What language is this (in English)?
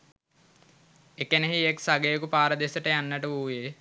Sinhala